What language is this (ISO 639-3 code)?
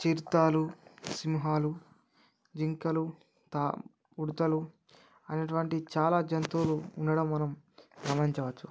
tel